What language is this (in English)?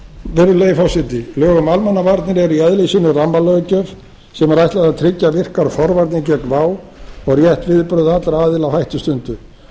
Icelandic